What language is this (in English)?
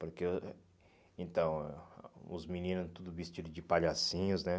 Portuguese